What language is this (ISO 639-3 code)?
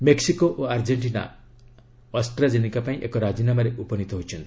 ori